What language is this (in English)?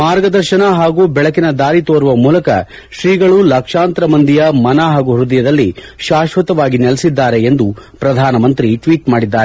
Kannada